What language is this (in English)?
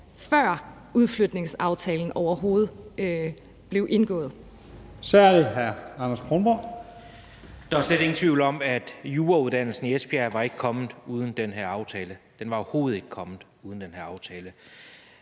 Danish